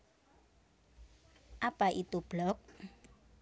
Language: Javanese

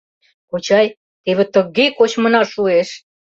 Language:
Mari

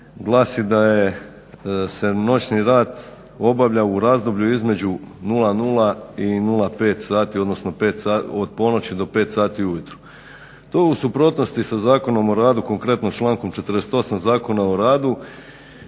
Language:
Croatian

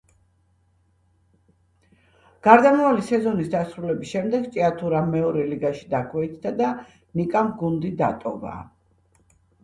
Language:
Georgian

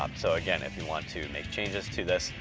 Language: English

